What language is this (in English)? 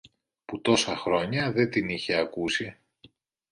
Greek